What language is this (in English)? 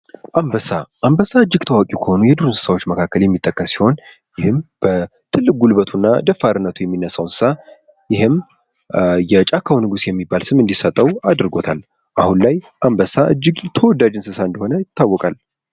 Amharic